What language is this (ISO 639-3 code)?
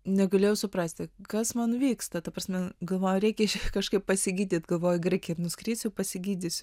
lit